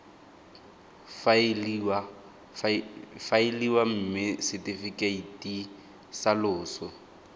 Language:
Tswana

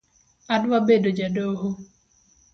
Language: Luo (Kenya and Tanzania)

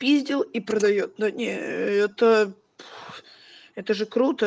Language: Russian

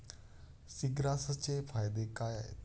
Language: Marathi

